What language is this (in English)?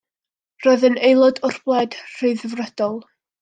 Welsh